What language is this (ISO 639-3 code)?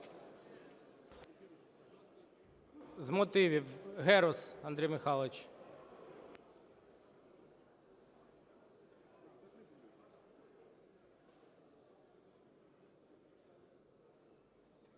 ukr